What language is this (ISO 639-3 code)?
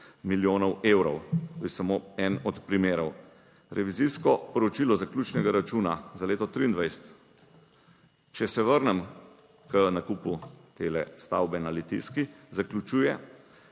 slv